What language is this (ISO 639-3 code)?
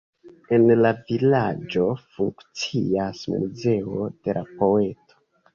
epo